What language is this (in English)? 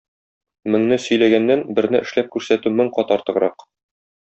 Tatar